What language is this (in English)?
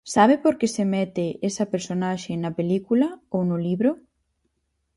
Galician